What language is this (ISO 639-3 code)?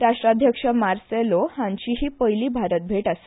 kok